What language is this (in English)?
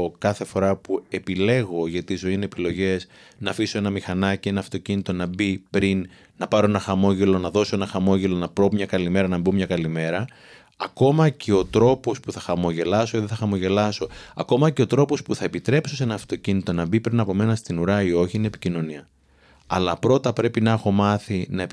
Greek